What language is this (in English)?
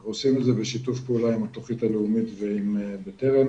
Hebrew